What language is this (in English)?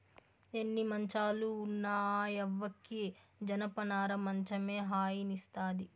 Telugu